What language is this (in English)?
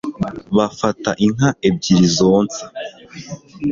Kinyarwanda